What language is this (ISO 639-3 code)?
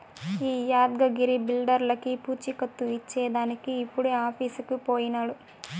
tel